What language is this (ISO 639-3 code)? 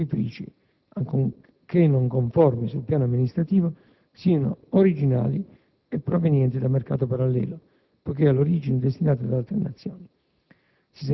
ita